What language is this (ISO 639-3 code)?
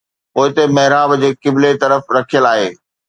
snd